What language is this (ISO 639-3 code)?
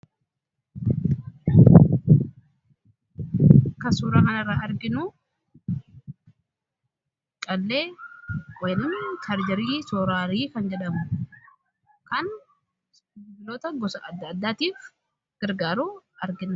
orm